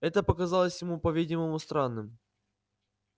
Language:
Russian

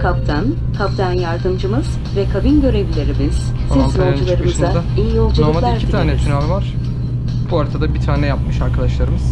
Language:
Turkish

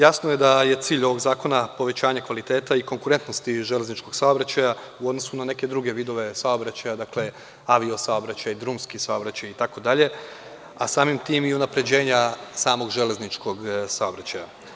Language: Serbian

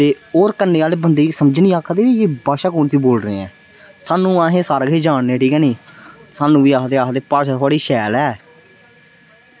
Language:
Dogri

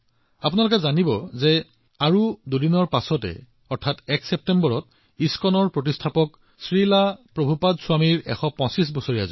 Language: Assamese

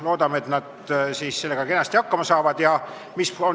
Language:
Estonian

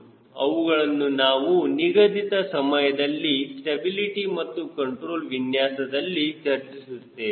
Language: Kannada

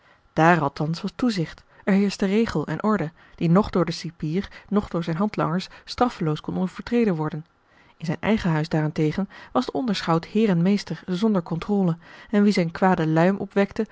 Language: Dutch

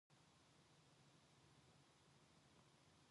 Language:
Korean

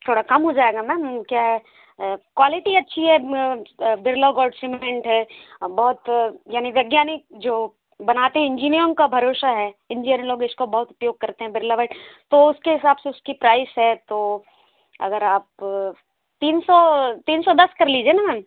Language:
Hindi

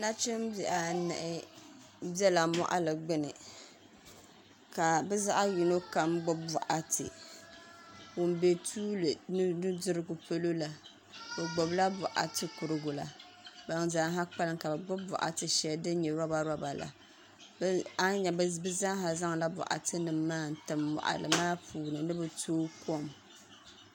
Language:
Dagbani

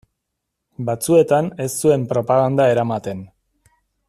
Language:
Basque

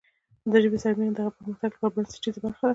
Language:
Pashto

